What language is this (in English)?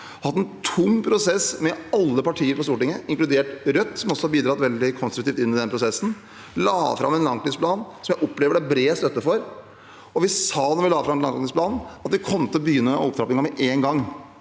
Norwegian